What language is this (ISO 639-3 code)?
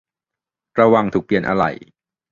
tha